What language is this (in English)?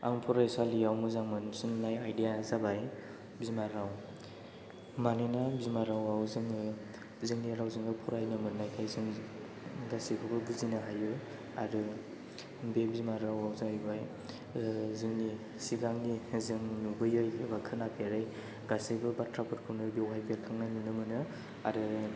Bodo